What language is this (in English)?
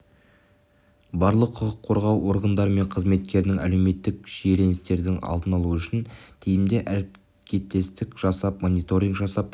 Kazakh